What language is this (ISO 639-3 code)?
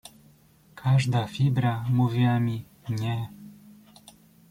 pol